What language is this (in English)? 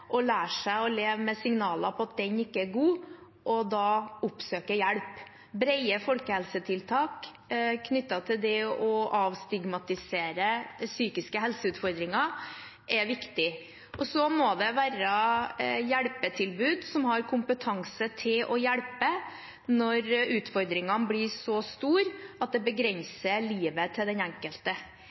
Norwegian Bokmål